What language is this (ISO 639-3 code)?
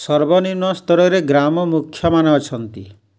ori